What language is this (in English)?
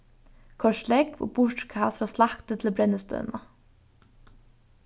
Faroese